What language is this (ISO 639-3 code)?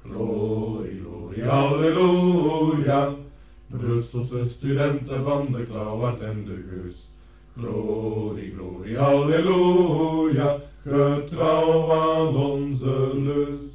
nld